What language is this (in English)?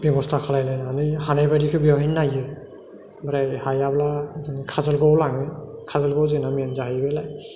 Bodo